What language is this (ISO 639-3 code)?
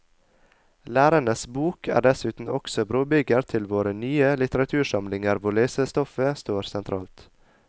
nor